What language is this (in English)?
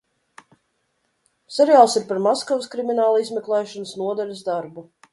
Latvian